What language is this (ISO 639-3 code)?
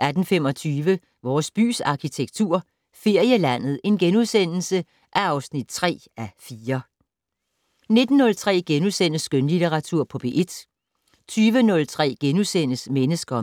dan